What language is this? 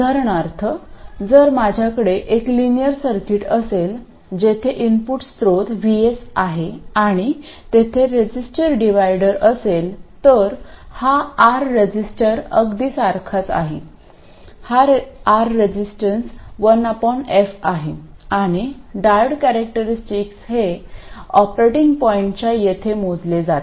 Marathi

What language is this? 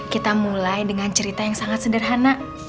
Indonesian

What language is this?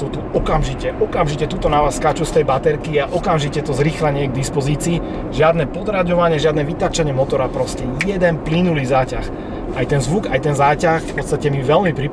Slovak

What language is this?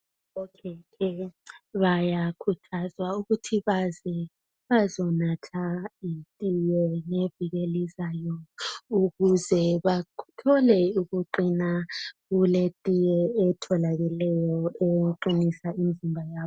North Ndebele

